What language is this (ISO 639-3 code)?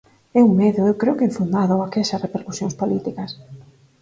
glg